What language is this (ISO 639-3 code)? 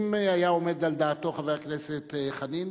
heb